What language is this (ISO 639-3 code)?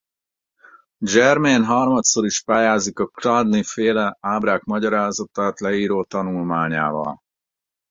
hun